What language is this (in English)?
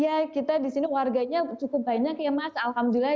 Indonesian